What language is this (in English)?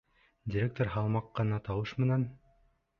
Bashkir